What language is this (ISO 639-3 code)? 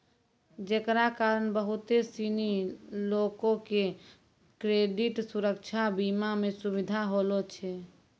mai